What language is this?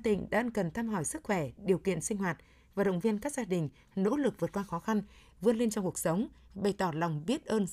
Vietnamese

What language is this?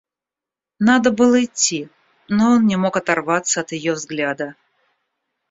Russian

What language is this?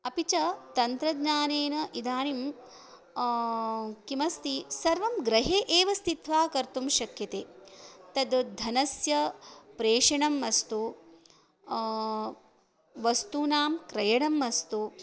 Sanskrit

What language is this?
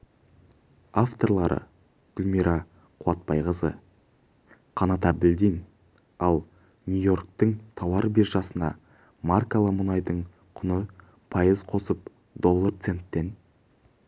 Kazakh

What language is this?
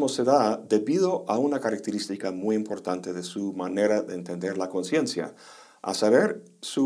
Spanish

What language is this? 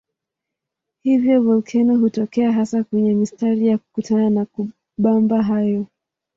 Swahili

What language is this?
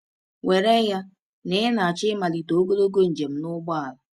Igbo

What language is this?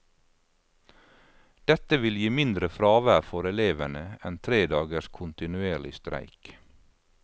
Norwegian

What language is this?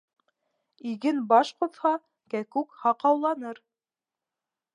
Bashkir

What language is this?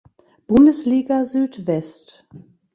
German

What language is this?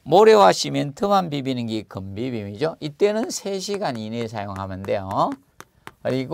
Korean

